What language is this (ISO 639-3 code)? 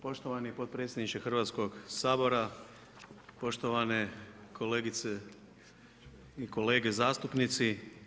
hrv